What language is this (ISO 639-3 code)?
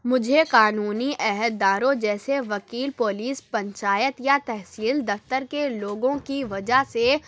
urd